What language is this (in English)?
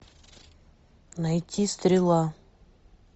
Russian